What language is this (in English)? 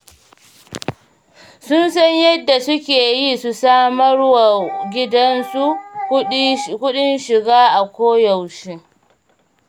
Hausa